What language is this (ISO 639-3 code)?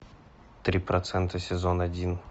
rus